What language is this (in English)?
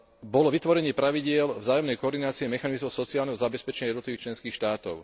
Slovak